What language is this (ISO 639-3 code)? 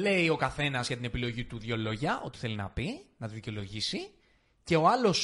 ell